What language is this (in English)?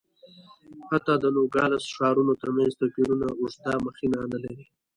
Pashto